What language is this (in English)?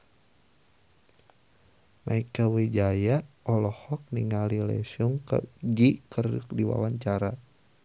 Sundanese